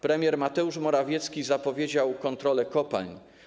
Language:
Polish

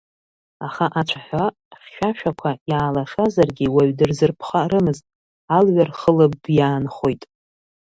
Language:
Abkhazian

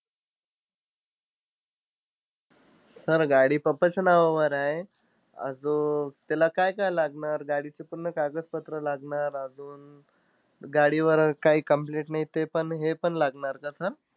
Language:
Marathi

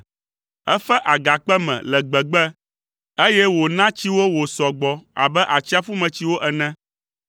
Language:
Ewe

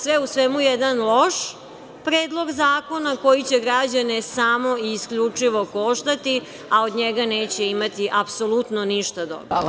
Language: Serbian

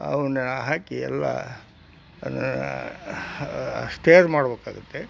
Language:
Kannada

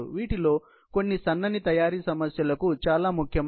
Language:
Telugu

